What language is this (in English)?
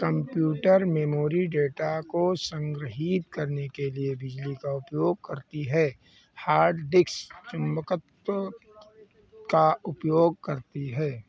Hindi